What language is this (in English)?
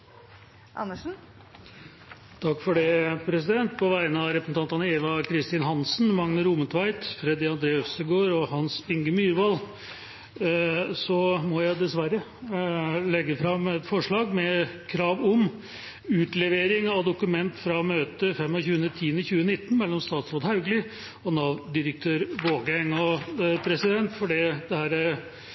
Norwegian Bokmål